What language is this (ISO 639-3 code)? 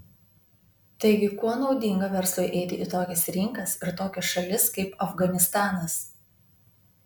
lit